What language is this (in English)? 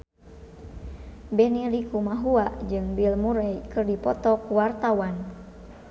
Sundanese